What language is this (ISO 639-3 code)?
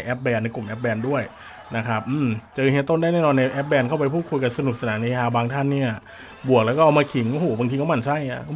tha